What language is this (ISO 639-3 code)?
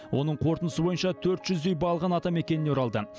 kaz